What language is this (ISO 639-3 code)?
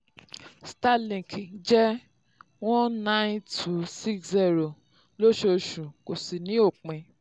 yor